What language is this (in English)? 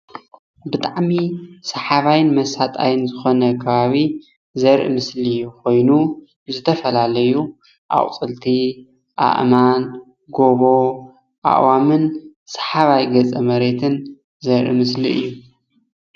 Tigrinya